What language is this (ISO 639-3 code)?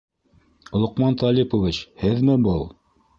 bak